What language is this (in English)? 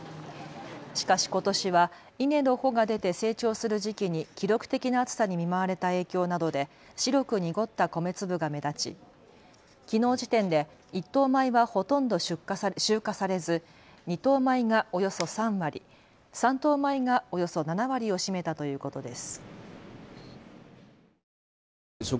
Japanese